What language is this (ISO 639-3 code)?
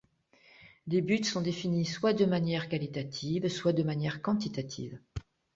fra